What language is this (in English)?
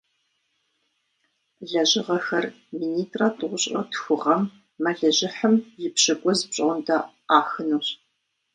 Kabardian